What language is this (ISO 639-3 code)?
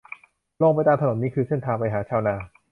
tha